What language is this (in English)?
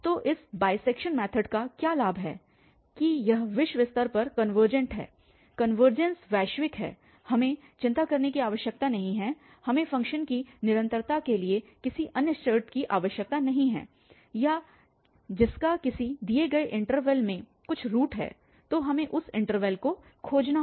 Hindi